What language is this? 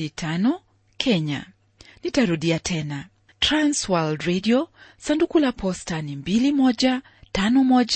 Swahili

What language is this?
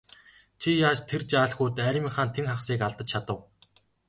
Mongolian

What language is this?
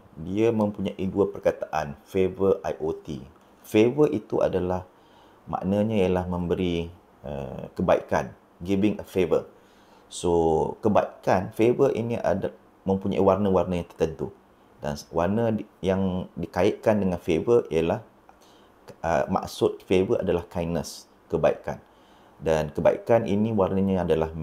Malay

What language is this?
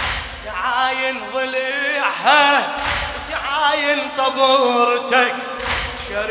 Arabic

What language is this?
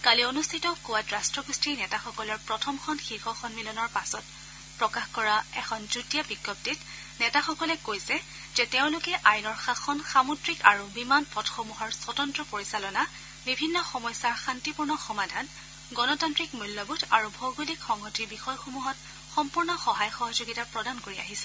Assamese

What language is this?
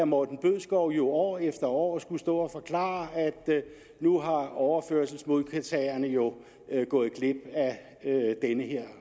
Danish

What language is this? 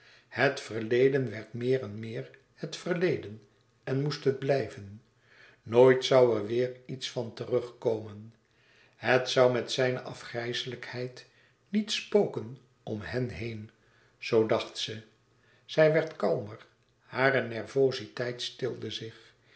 Dutch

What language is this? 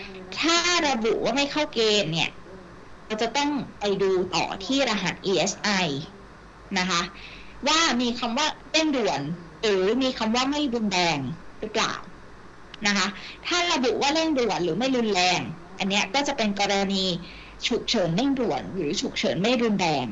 Thai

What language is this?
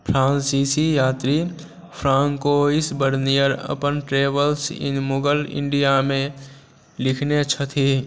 Maithili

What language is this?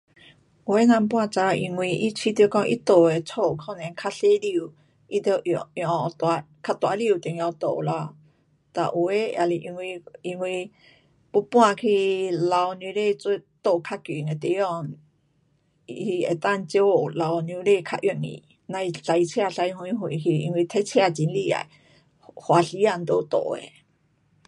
Pu-Xian Chinese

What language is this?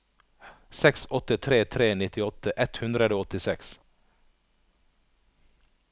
Norwegian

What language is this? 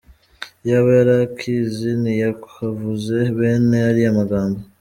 Kinyarwanda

